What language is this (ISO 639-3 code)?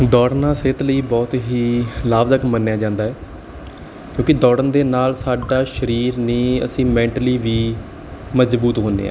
pan